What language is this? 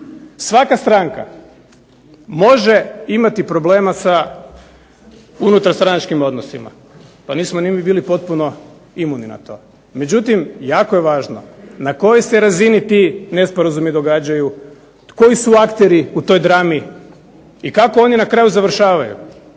Croatian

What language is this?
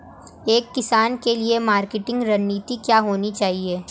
Hindi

